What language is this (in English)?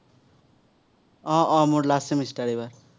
Assamese